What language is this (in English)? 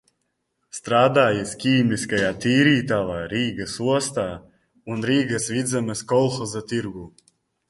Latvian